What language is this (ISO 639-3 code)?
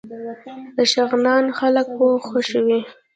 pus